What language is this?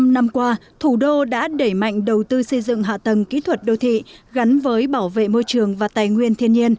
Vietnamese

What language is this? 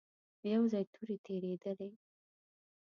Pashto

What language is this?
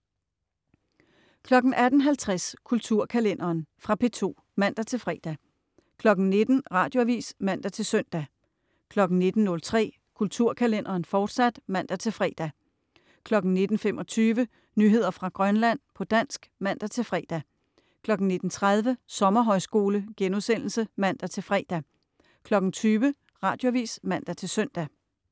Danish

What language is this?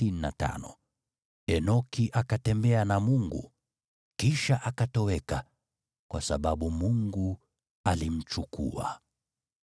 Swahili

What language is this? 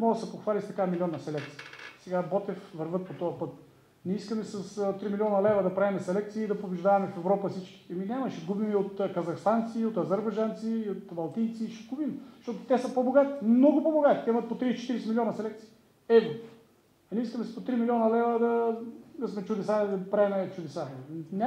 Bulgarian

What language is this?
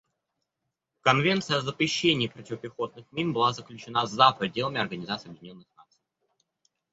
Russian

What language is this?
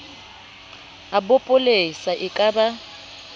Southern Sotho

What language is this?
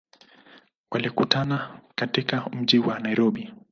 Swahili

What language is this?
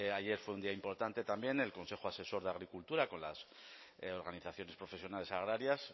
Spanish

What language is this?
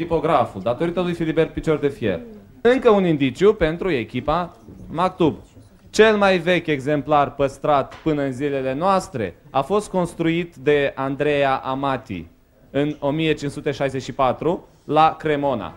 Romanian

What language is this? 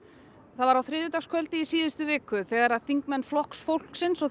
Icelandic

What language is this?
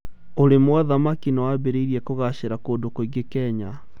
Kikuyu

